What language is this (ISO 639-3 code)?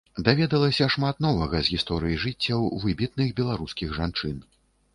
bel